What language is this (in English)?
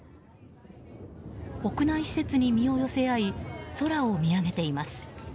Japanese